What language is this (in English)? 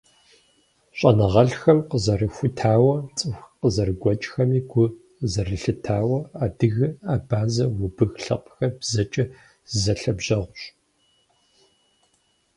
Kabardian